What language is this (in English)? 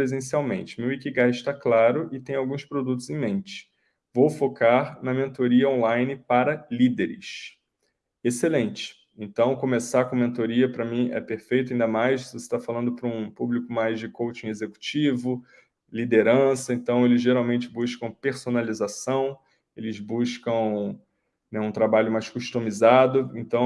Portuguese